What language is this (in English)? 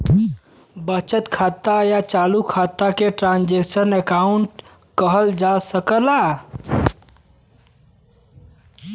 Bhojpuri